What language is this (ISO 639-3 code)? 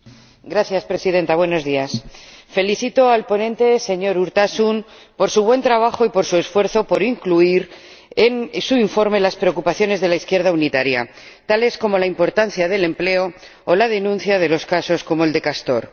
spa